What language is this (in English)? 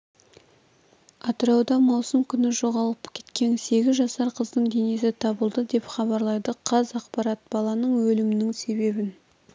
Kazakh